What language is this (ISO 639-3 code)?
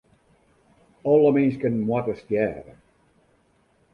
fry